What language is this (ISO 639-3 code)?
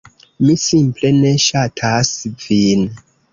epo